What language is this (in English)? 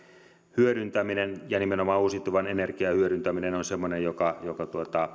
Finnish